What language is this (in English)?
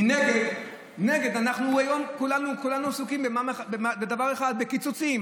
Hebrew